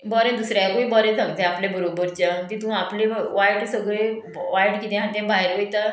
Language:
Konkani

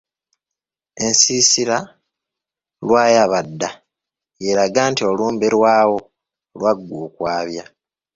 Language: Ganda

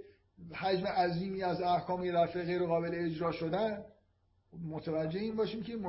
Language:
Persian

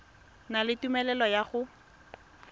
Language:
Tswana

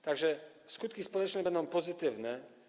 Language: Polish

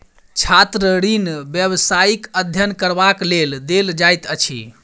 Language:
Maithili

